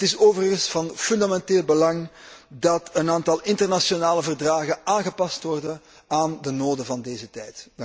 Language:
Dutch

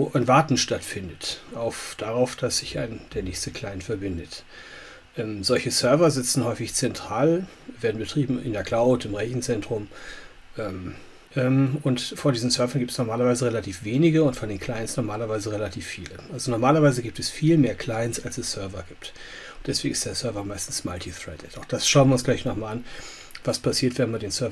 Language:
German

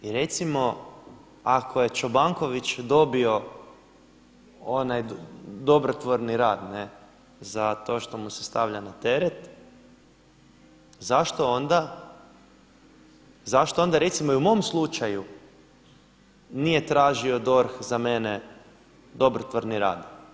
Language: Croatian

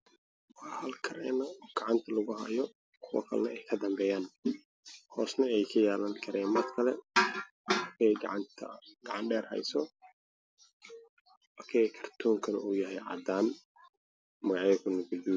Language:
Somali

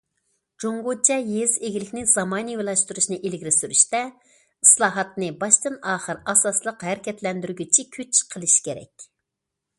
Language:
Uyghur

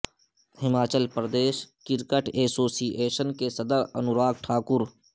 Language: Urdu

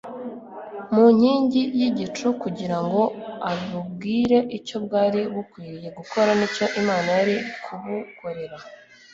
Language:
Kinyarwanda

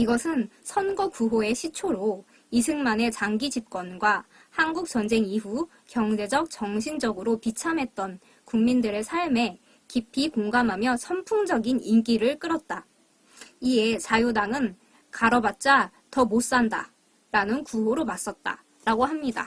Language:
Korean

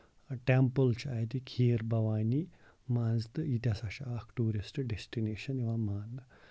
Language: Kashmiri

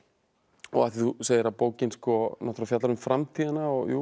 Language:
Icelandic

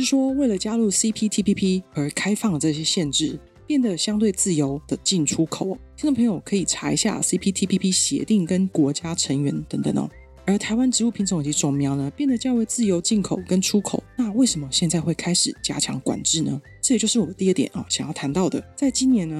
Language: Chinese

